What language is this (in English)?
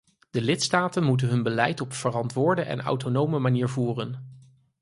Dutch